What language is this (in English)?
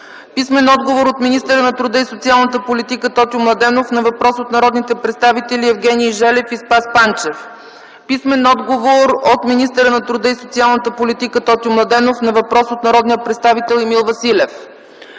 Bulgarian